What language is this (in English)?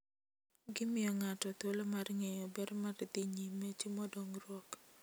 Luo (Kenya and Tanzania)